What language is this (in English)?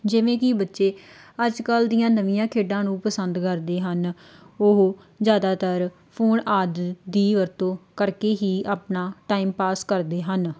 Punjabi